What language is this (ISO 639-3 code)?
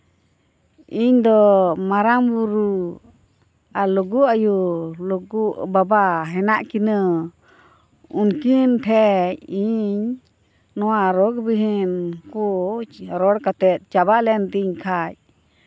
sat